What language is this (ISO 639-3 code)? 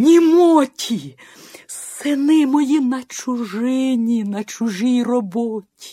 ukr